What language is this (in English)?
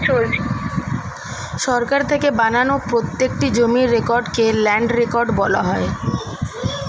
Bangla